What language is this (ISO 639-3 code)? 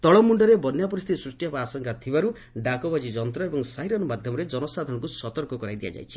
ori